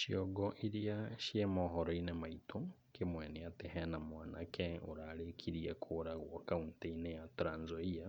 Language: Kikuyu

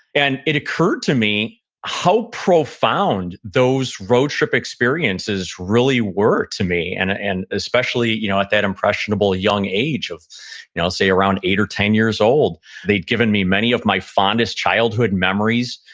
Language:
English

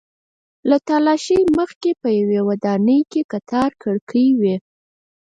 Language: Pashto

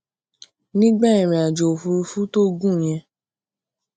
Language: Yoruba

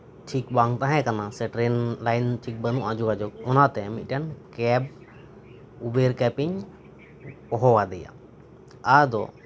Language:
Santali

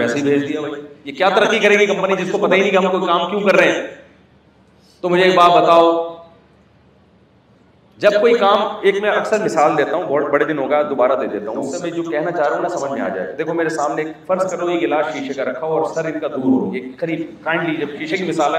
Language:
Urdu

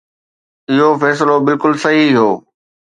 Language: Sindhi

